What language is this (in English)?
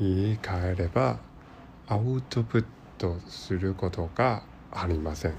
Japanese